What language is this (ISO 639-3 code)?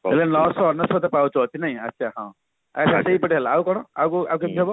ori